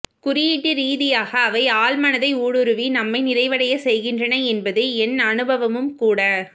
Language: Tamil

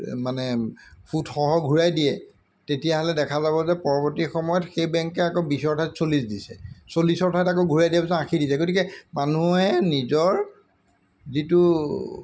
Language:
Assamese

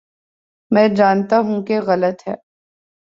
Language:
Urdu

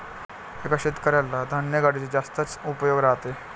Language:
Marathi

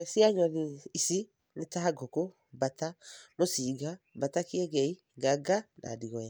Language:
Kikuyu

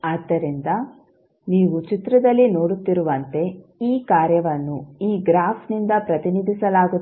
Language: Kannada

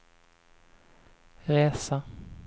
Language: Swedish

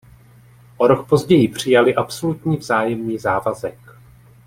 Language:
Czech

